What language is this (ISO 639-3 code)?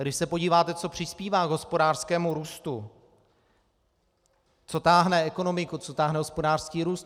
ces